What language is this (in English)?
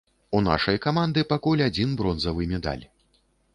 Belarusian